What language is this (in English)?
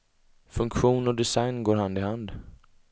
Swedish